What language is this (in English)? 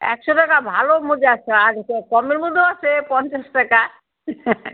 Bangla